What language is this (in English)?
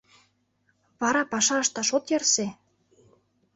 Mari